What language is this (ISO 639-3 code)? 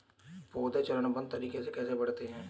hin